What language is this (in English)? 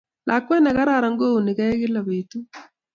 Kalenjin